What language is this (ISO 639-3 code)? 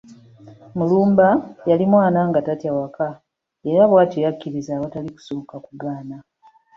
lug